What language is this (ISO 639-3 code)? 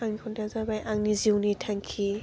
brx